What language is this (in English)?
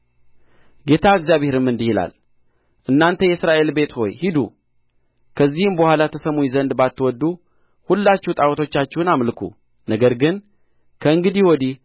Amharic